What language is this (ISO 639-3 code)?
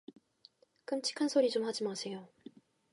kor